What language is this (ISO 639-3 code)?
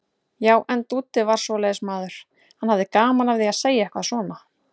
isl